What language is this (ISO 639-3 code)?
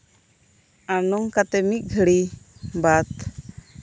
sat